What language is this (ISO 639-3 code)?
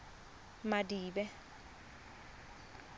tsn